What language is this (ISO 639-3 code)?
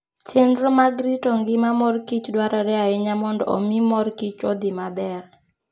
luo